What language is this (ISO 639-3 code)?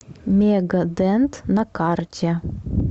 rus